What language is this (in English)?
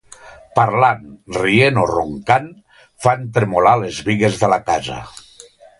Catalan